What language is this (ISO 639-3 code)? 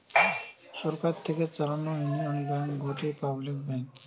ben